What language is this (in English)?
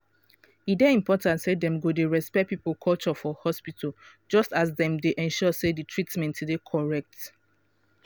Nigerian Pidgin